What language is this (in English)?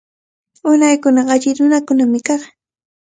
Cajatambo North Lima Quechua